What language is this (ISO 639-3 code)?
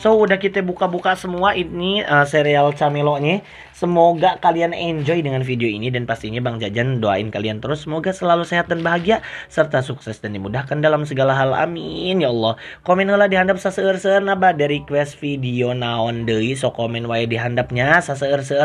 ind